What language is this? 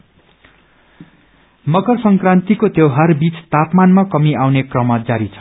Nepali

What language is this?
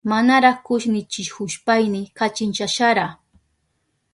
Southern Pastaza Quechua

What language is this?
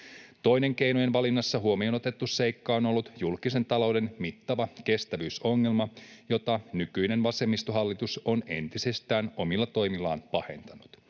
Finnish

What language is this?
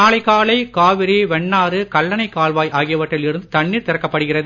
Tamil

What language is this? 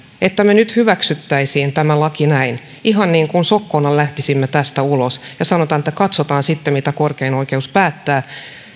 Finnish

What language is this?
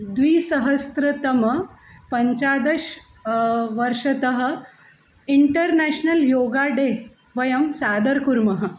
Sanskrit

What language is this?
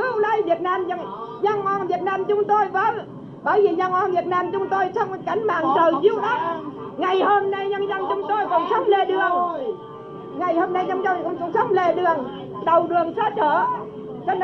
Vietnamese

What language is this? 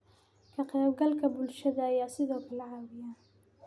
Somali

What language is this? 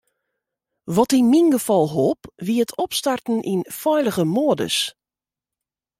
Western Frisian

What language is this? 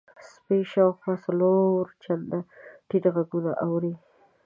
Pashto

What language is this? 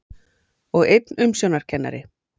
Icelandic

